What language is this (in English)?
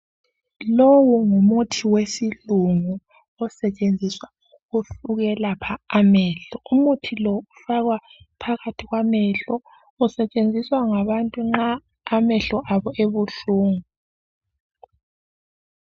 North Ndebele